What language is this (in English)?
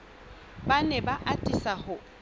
Southern Sotho